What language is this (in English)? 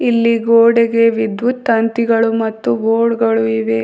Kannada